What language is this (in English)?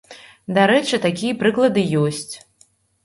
Belarusian